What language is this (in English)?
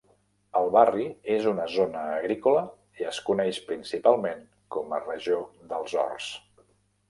Catalan